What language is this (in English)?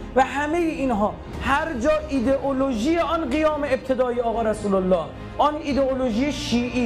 Persian